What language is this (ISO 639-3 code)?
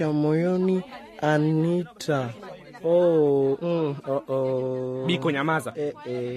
swa